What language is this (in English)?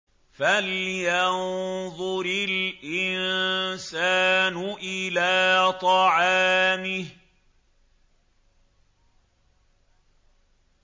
Arabic